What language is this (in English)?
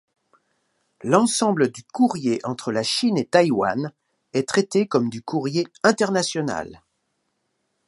French